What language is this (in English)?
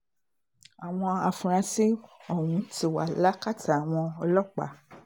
Yoruba